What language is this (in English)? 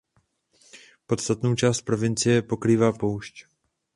Czech